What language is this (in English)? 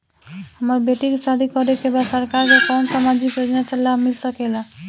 Bhojpuri